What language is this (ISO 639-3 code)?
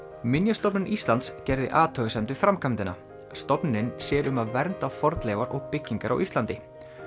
isl